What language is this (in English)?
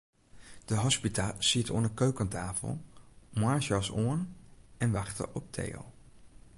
Western Frisian